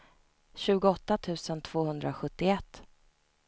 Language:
Swedish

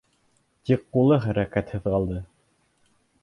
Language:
Bashkir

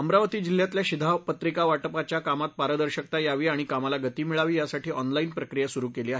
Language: Marathi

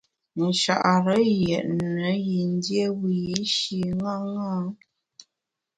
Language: Bamun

